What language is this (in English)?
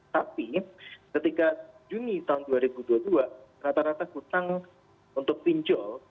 Indonesian